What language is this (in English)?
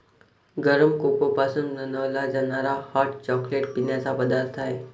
Marathi